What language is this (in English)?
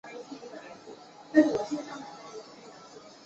Chinese